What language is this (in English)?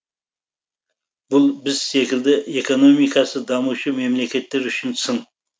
Kazakh